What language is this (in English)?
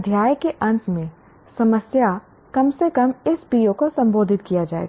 Hindi